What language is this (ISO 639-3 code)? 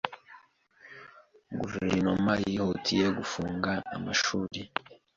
kin